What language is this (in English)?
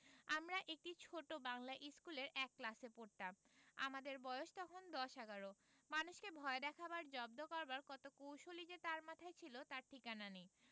Bangla